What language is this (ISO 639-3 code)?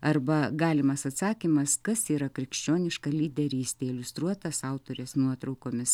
lit